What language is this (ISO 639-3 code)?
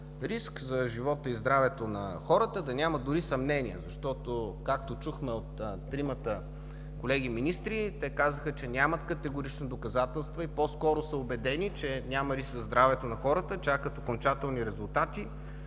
bul